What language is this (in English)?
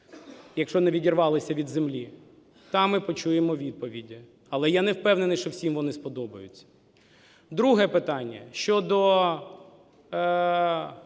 Ukrainian